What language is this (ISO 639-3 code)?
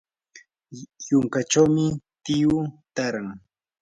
qur